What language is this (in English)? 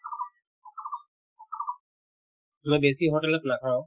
Assamese